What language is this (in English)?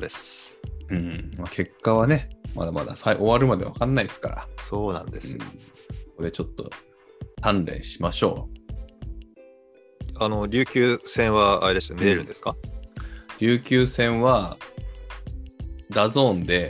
Japanese